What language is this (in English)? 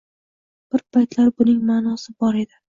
Uzbek